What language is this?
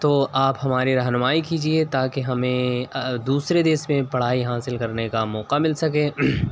Urdu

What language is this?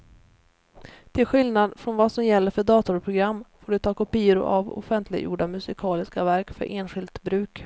Swedish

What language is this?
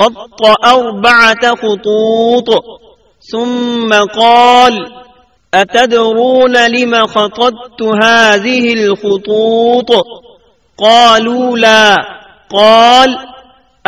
Urdu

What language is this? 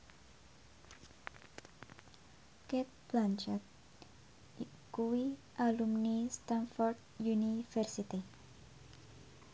Javanese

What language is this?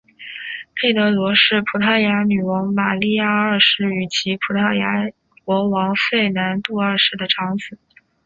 Chinese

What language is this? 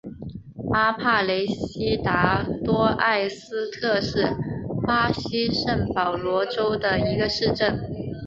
Chinese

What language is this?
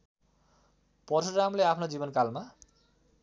Nepali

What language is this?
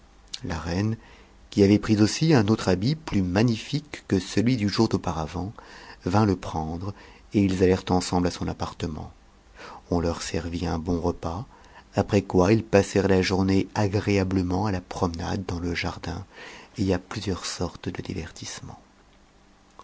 French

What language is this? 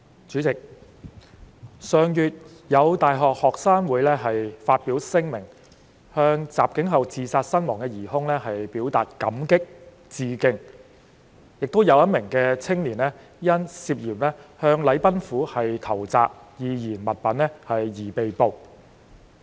Cantonese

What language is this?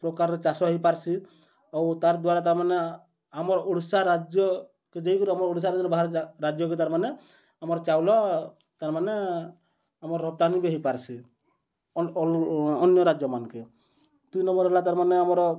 Odia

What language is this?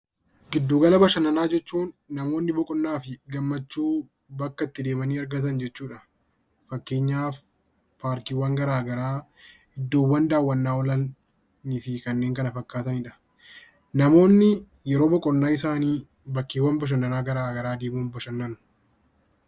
Oromo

